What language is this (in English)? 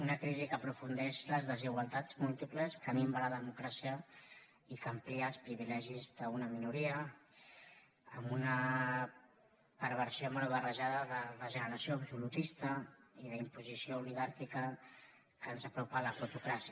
Catalan